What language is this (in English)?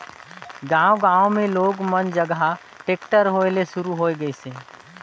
Chhattisgarhi